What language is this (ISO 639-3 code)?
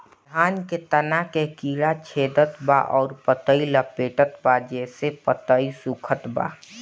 bho